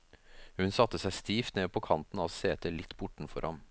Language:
Norwegian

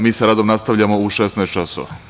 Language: Serbian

